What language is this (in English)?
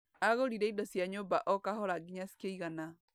Kikuyu